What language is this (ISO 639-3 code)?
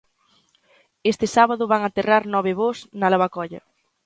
glg